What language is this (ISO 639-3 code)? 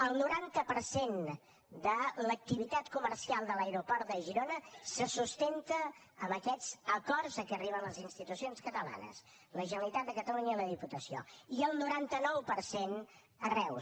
cat